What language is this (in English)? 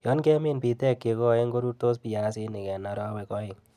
Kalenjin